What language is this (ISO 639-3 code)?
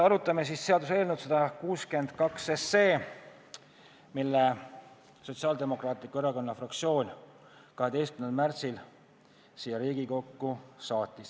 est